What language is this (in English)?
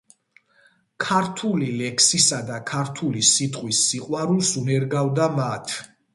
Georgian